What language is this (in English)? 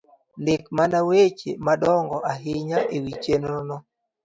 Luo (Kenya and Tanzania)